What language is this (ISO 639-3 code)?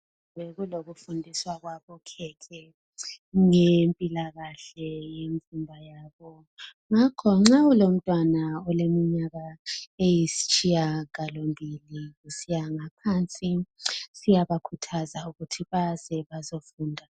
nde